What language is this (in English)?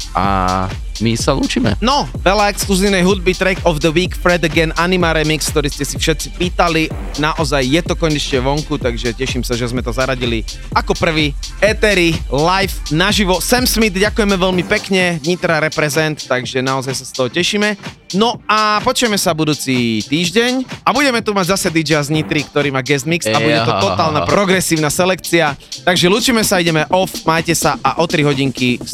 Slovak